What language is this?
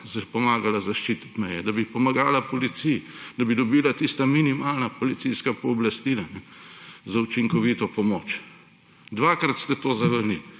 Slovenian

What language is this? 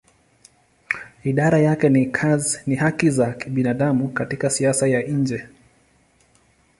Swahili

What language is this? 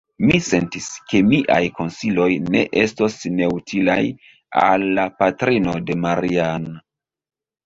Esperanto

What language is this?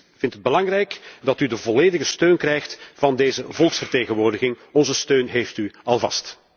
Dutch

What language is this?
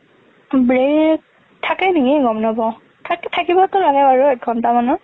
Assamese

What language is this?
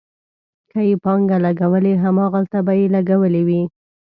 Pashto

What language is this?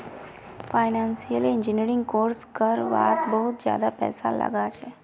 Magahi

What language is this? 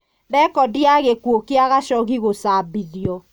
Kikuyu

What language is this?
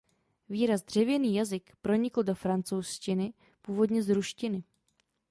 Czech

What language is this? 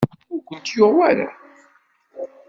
Kabyle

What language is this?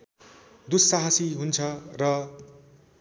Nepali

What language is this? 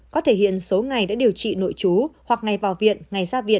Vietnamese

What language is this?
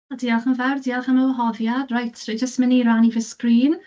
Welsh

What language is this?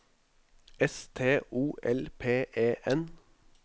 Norwegian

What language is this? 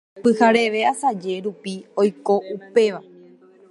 Guarani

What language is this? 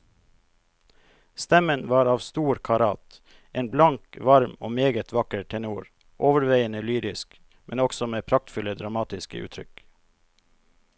Norwegian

